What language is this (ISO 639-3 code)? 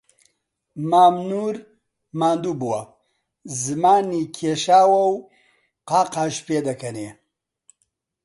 ckb